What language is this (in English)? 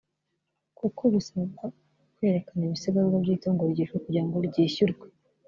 Kinyarwanda